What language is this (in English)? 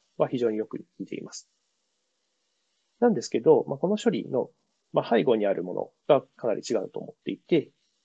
Japanese